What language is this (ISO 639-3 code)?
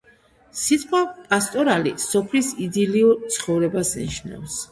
kat